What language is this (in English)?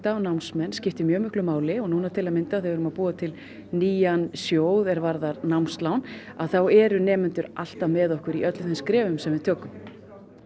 Icelandic